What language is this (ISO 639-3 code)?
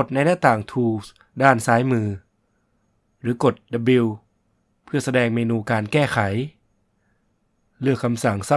tha